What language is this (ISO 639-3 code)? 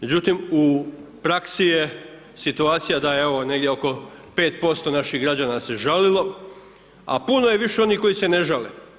hrv